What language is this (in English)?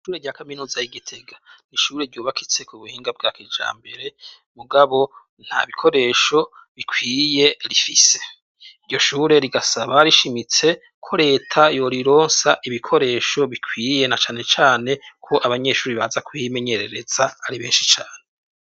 Rundi